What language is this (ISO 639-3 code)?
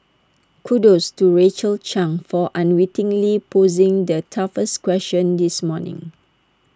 eng